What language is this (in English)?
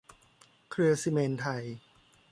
Thai